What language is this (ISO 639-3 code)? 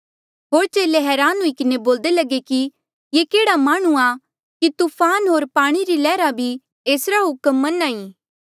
mjl